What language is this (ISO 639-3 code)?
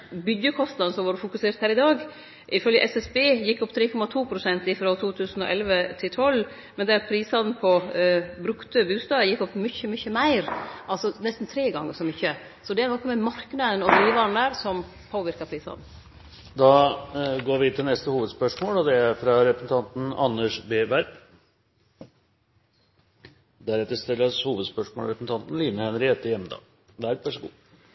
nor